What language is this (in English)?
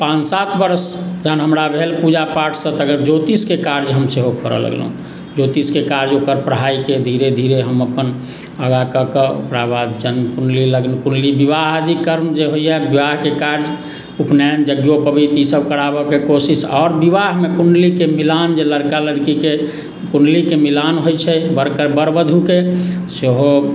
Maithili